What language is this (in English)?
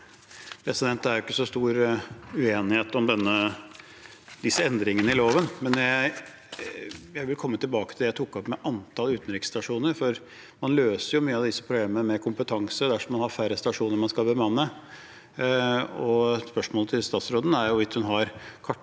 Norwegian